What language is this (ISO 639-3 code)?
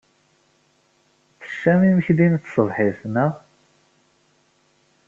kab